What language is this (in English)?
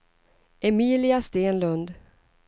Swedish